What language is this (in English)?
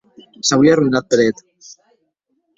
Occitan